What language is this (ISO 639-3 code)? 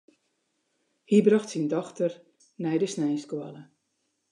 fry